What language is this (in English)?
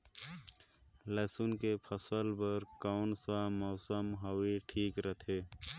Chhattisgarhi